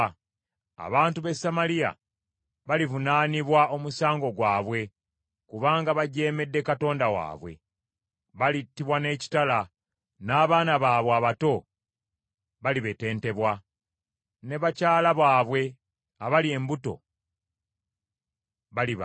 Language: Ganda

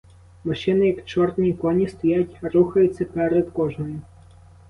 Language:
Ukrainian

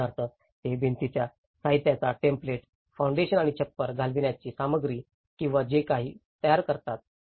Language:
Marathi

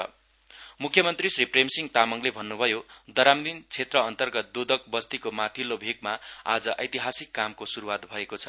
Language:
Nepali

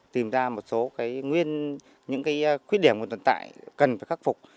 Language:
Vietnamese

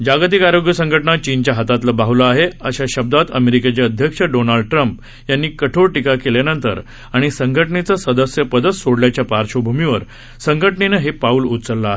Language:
Marathi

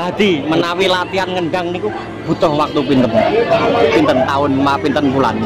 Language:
Indonesian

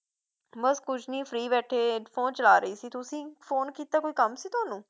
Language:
Punjabi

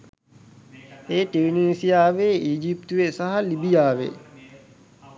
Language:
Sinhala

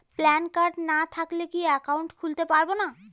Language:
Bangla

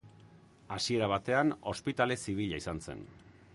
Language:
Basque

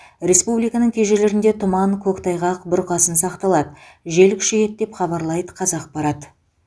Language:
Kazakh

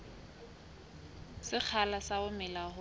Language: Southern Sotho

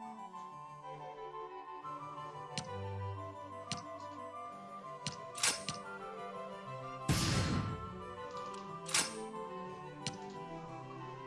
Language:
Indonesian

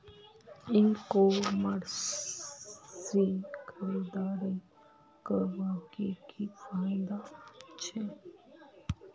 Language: Magahi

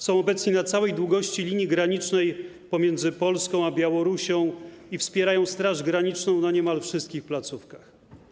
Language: Polish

